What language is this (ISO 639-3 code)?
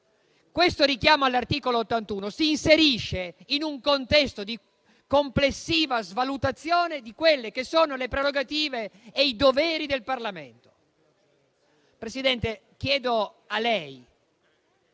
ita